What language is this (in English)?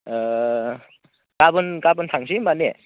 Bodo